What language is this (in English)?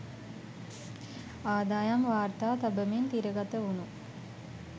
Sinhala